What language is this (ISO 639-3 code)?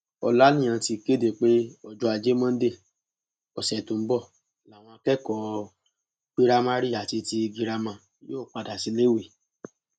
yor